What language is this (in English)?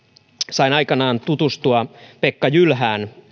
Finnish